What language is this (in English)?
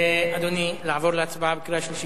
Hebrew